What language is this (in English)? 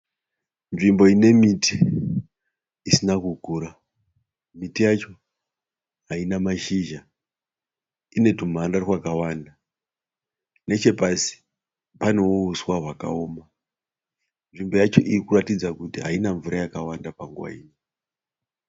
Shona